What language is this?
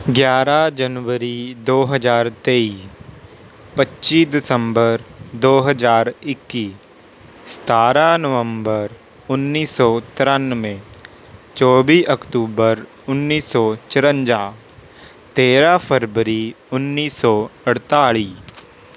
Punjabi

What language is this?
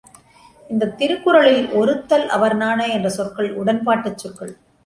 Tamil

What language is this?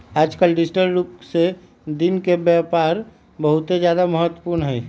Magahi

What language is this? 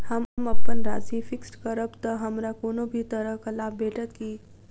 Maithili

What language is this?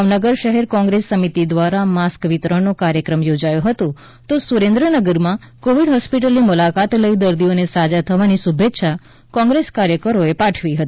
Gujarati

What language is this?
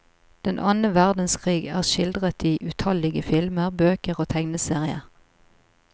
Norwegian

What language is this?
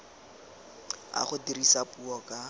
Tswana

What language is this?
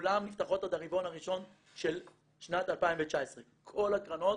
Hebrew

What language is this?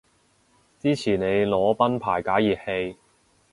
Cantonese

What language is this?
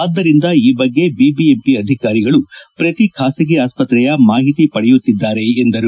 Kannada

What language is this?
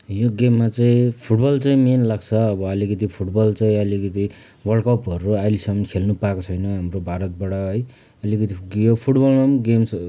Nepali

